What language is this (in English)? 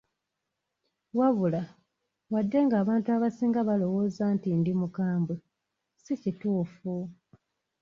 Ganda